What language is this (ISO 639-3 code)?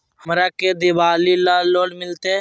mag